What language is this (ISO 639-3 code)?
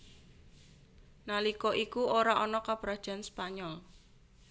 jav